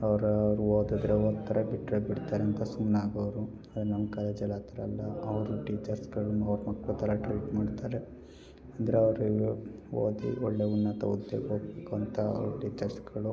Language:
Kannada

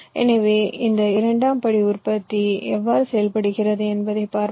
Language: Tamil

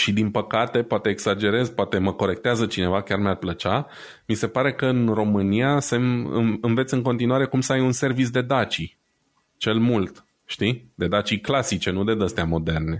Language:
Romanian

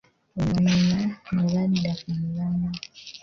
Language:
Ganda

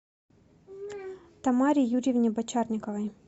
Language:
Russian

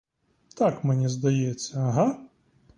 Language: Ukrainian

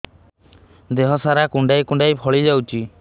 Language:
Odia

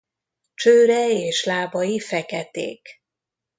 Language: Hungarian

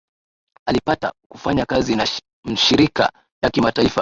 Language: Swahili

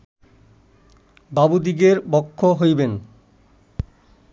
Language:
Bangla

